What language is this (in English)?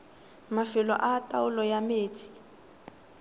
Tswana